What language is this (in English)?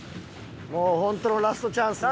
Japanese